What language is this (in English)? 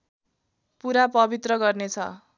Nepali